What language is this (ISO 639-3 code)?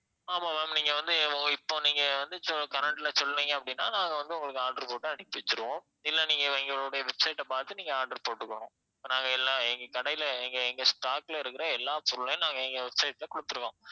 tam